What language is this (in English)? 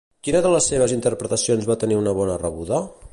Catalan